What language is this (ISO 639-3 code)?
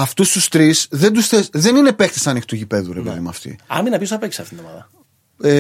ell